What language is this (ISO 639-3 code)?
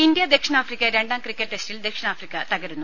mal